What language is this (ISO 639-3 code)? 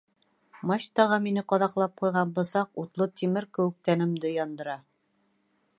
bak